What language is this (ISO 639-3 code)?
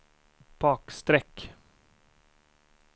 swe